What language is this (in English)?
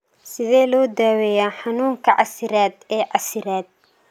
Somali